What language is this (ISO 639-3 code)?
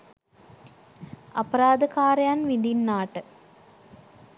sin